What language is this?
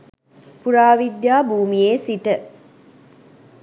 Sinhala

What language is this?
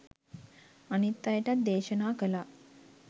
Sinhala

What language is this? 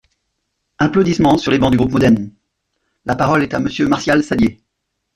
French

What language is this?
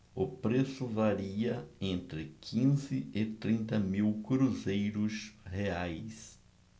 Portuguese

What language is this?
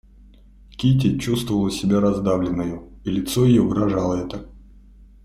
Russian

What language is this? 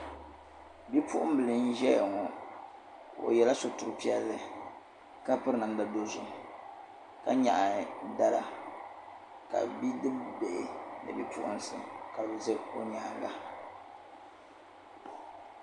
Dagbani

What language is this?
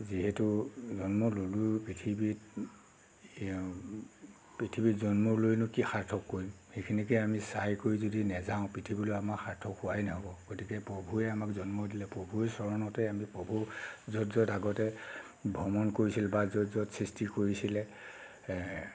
Assamese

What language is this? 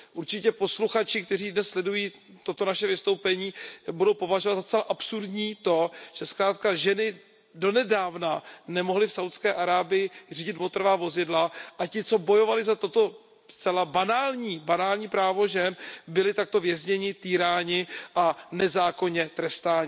Czech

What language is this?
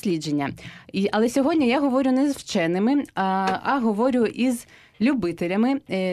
Ukrainian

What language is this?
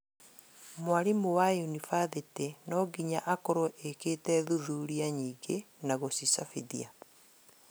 Kikuyu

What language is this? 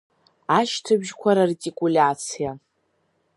Abkhazian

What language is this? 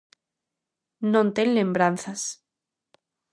Galician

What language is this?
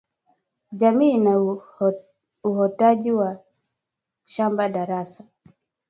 Swahili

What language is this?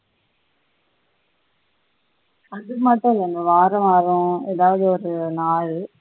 Tamil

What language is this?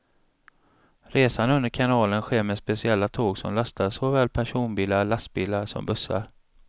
Swedish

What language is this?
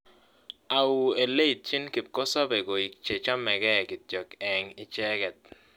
Kalenjin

